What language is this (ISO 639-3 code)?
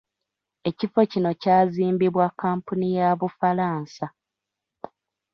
lug